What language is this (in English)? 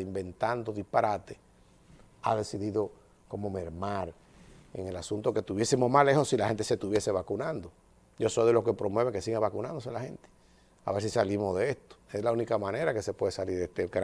Spanish